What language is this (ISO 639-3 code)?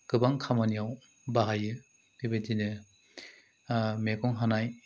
brx